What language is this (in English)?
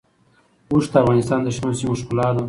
Pashto